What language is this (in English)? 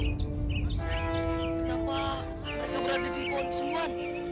Indonesian